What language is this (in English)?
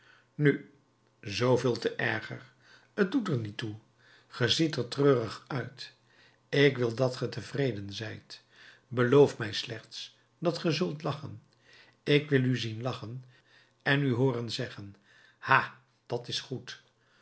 Dutch